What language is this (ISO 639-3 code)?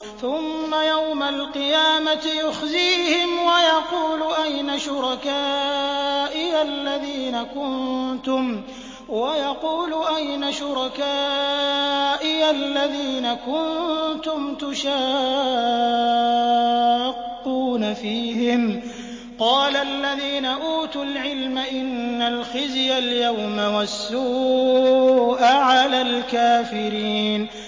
ara